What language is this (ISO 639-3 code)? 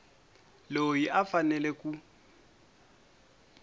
tso